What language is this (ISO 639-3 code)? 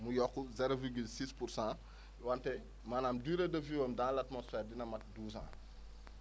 wol